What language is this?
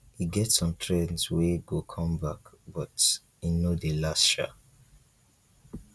Nigerian Pidgin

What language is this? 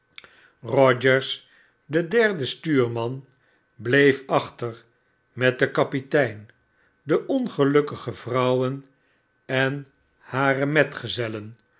Dutch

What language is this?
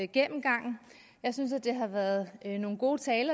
Danish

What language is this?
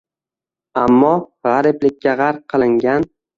Uzbek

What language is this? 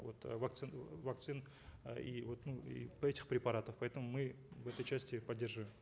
Kazakh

